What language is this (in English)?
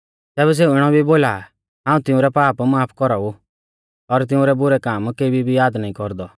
Mahasu Pahari